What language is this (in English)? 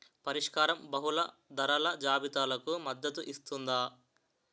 Telugu